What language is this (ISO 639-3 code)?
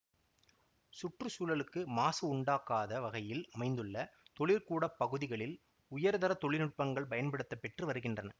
tam